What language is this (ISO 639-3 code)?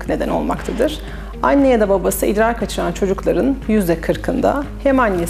tur